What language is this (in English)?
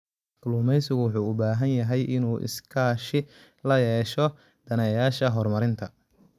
Somali